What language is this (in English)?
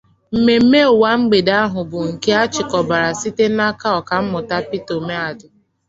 Igbo